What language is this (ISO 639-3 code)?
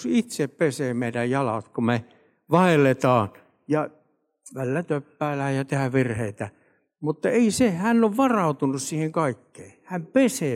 fin